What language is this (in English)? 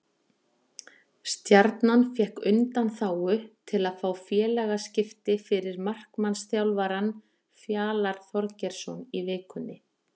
Icelandic